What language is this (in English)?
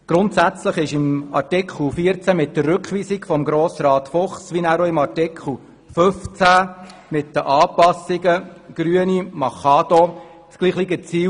Swiss German